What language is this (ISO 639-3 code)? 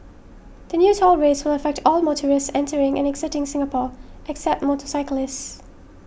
eng